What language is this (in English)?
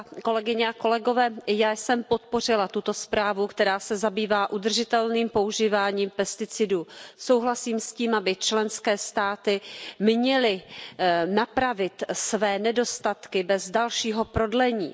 Czech